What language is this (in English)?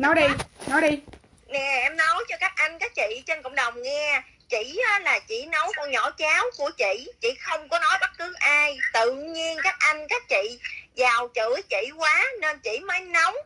Vietnamese